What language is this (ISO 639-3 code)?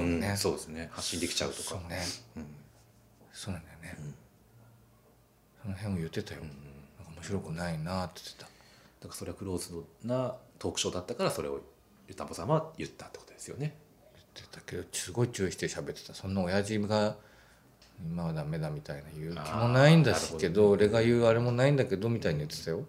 jpn